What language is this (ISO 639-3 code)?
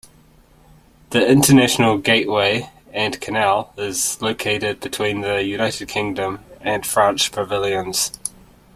eng